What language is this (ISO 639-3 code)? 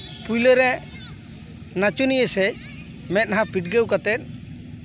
sat